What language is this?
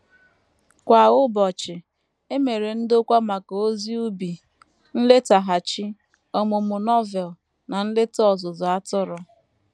Igbo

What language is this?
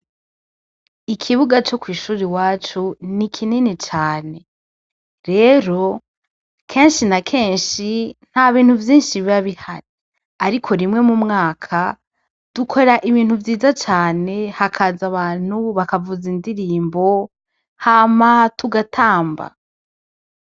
Rundi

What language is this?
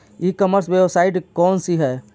Bhojpuri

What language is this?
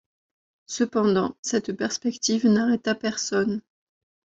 French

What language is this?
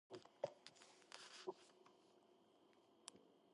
Georgian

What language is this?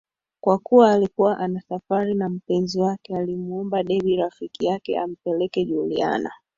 Swahili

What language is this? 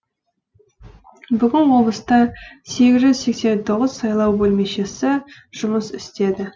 Kazakh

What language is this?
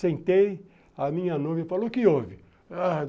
Portuguese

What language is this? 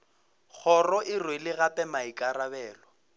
Northern Sotho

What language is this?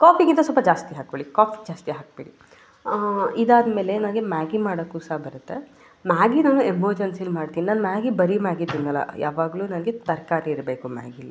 Kannada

